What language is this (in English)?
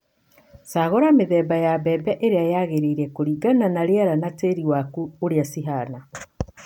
Kikuyu